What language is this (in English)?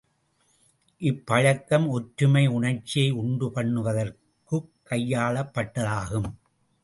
Tamil